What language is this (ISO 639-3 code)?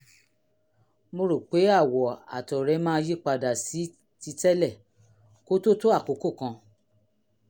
yor